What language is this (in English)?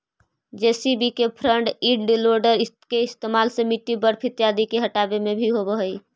Magahi